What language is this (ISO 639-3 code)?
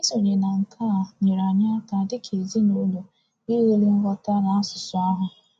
ibo